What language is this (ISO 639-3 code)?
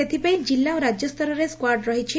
ori